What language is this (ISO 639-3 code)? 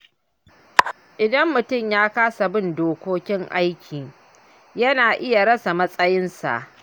hau